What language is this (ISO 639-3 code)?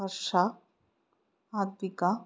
mal